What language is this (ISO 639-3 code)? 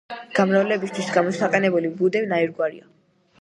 kat